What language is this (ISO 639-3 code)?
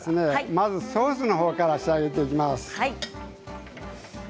jpn